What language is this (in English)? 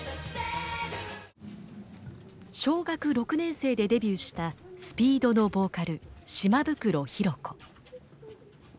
Japanese